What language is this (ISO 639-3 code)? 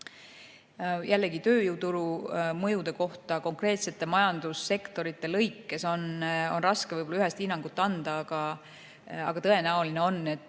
est